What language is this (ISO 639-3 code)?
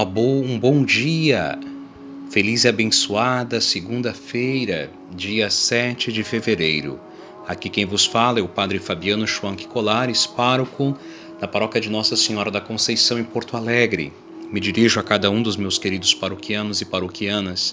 por